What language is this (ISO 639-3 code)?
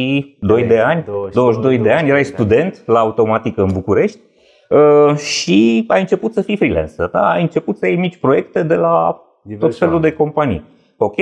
ron